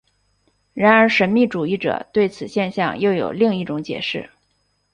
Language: Chinese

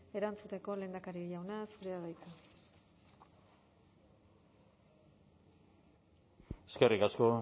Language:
Basque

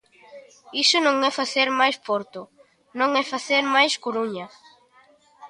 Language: Galician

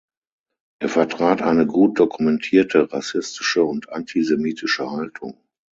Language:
German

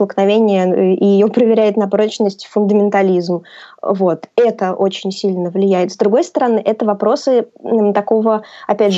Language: Russian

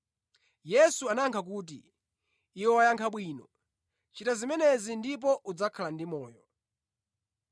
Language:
Nyanja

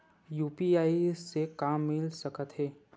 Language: Chhattisgarhi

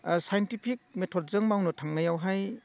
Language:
Bodo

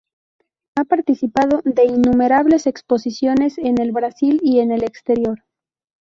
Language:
Spanish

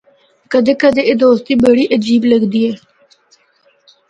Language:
Northern Hindko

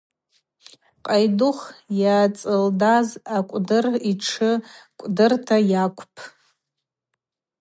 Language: Abaza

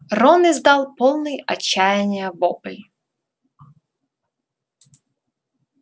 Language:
Russian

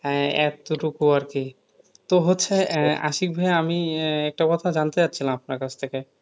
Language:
Bangla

